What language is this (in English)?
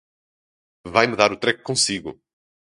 Portuguese